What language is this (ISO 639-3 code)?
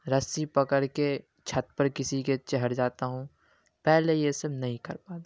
urd